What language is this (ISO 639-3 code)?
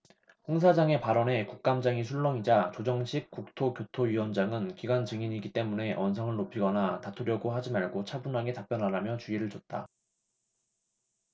kor